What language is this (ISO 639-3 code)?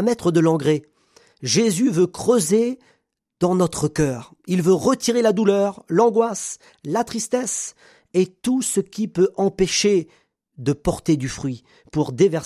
fra